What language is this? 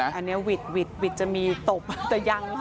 Thai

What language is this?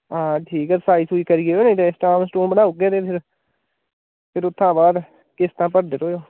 Dogri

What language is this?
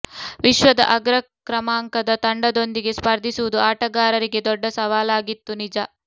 Kannada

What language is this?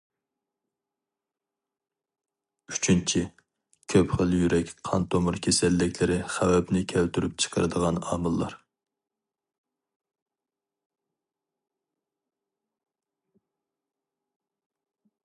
Uyghur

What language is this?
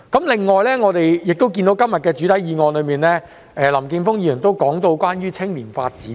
Cantonese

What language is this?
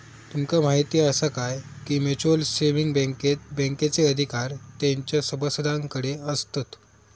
Marathi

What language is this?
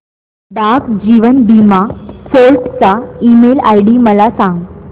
Marathi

